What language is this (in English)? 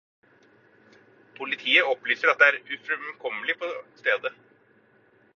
Norwegian Bokmål